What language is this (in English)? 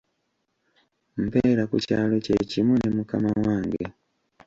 Ganda